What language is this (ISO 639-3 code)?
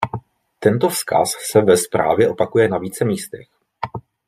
ces